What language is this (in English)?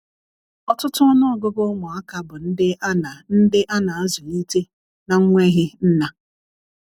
Igbo